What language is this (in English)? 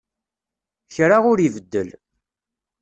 Kabyle